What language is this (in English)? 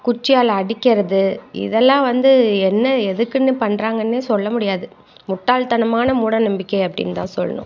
Tamil